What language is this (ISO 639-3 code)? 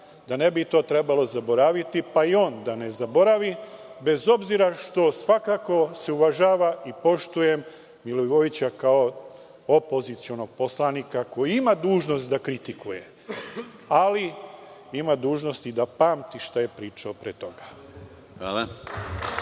srp